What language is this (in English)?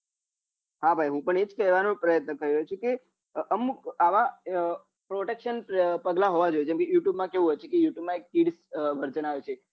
Gujarati